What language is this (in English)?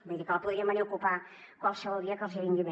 Catalan